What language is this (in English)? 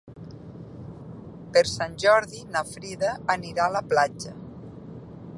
Catalan